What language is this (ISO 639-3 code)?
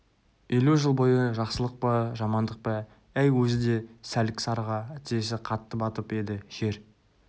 kaz